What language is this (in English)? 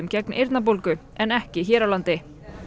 Icelandic